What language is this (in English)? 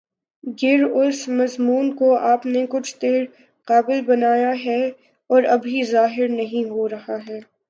Urdu